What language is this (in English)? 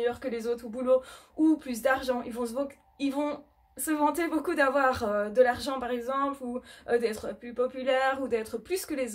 French